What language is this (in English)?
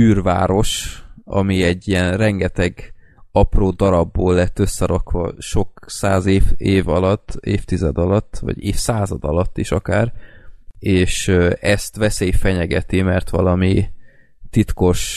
Hungarian